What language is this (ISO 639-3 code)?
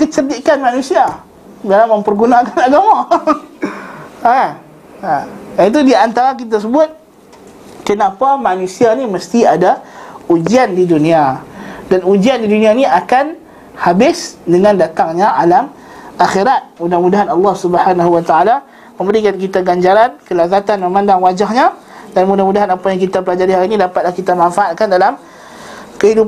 msa